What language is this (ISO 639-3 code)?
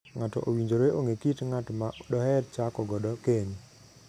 luo